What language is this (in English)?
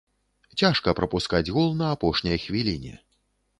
Belarusian